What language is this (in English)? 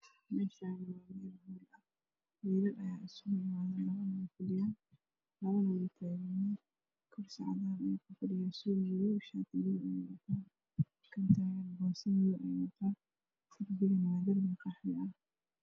Somali